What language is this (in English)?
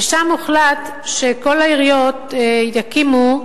Hebrew